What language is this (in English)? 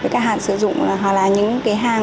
Vietnamese